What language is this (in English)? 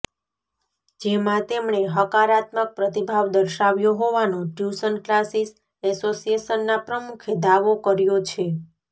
Gujarati